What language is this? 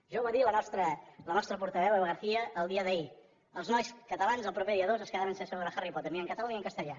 Catalan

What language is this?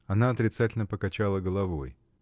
Russian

